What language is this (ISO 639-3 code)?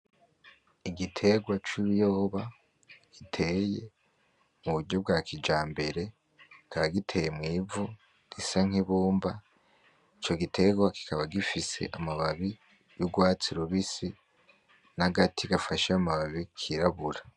run